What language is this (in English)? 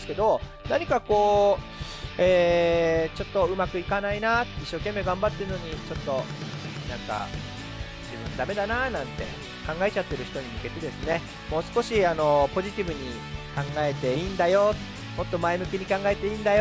Japanese